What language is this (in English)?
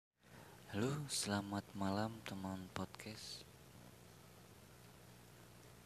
Indonesian